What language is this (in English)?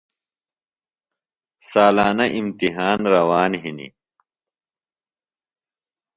Phalura